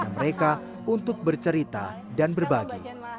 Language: Indonesian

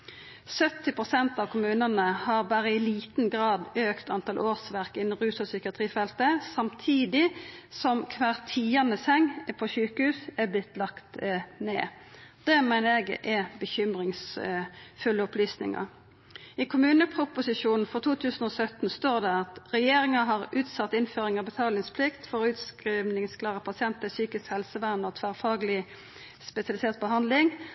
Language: Norwegian Nynorsk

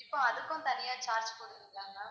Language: Tamil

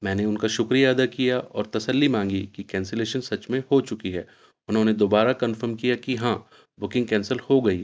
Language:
Urdu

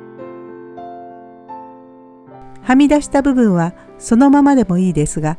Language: Japanese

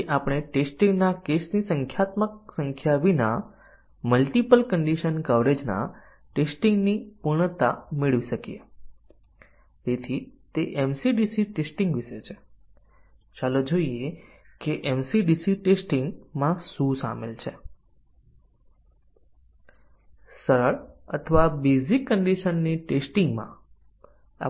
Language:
Gujarati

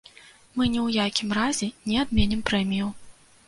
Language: Belarusian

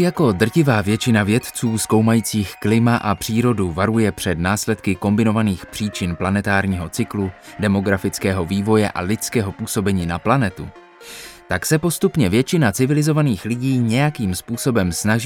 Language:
Czech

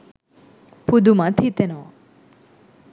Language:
Sinhala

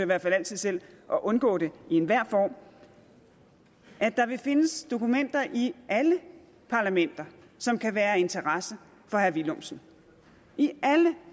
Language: Danish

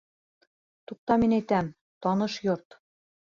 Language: Bashkir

